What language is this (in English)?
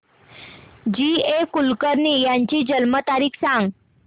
Marathi